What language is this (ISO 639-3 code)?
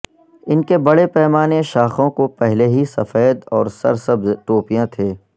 urd